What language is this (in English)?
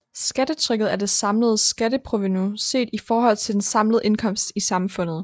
Danish